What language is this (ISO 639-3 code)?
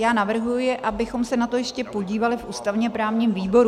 ces